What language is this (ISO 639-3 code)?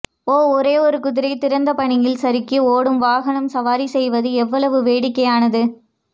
tam